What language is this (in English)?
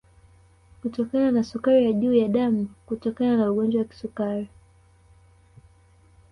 Swahili